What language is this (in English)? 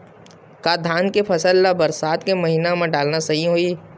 Chhattisgarhi